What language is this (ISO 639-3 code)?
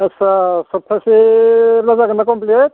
brx